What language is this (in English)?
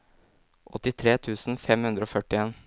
Norwegian